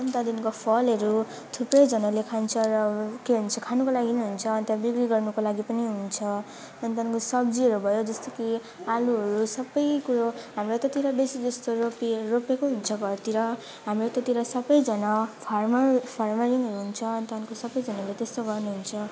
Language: Nepali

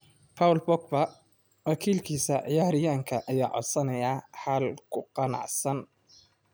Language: Somali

